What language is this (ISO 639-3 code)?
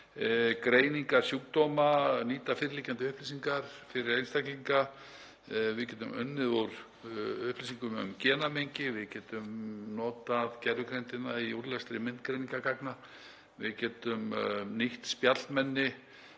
isl